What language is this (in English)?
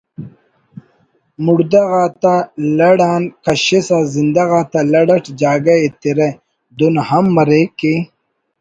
Brahui